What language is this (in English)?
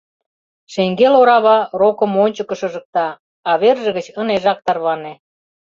Mari